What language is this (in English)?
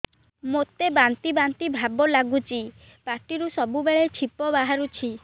Odia